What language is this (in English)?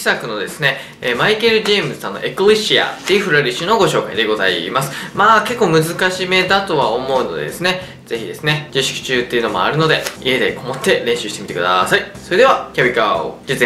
Japanese